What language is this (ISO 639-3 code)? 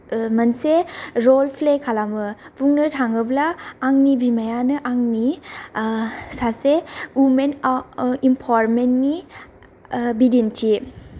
brx